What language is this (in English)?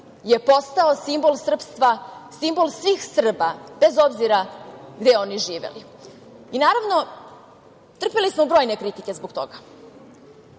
Serbian